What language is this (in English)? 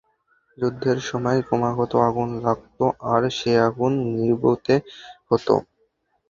Bangla